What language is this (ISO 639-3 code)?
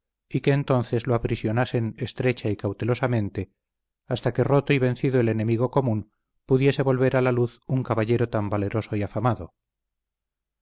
spa